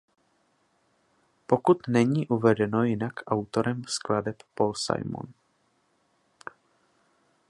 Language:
Czech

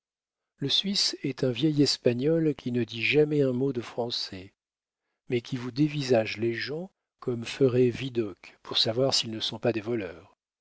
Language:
French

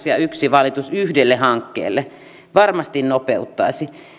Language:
Finnish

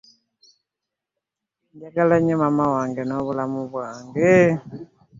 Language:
Ganda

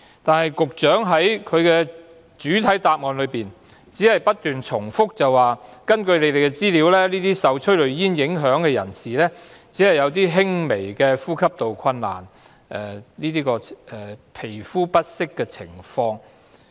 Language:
Cantonese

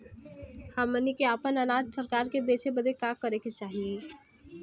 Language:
Bhojpuri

